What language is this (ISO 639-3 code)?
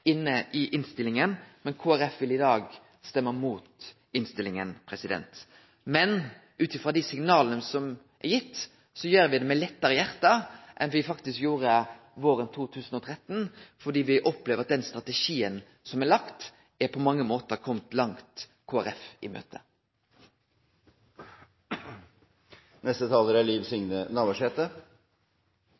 nno